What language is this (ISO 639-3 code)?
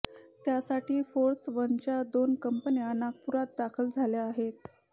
mar